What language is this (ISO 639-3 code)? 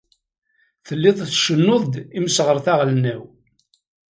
kab